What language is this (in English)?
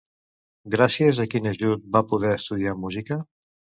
Catalan